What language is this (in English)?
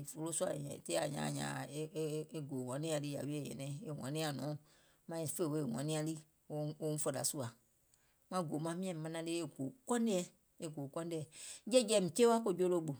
Gola